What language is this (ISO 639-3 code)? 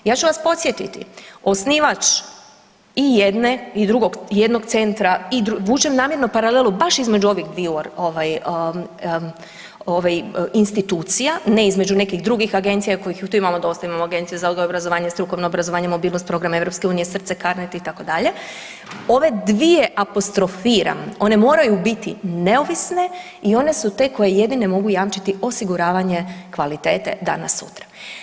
hrv